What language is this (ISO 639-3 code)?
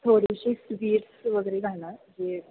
mar